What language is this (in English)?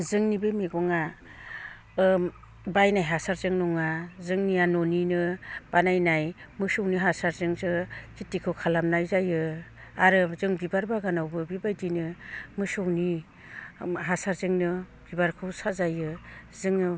Bodo